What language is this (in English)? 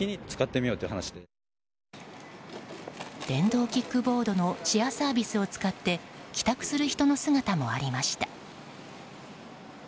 Japanese